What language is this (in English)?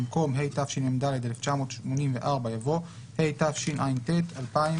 Hebrew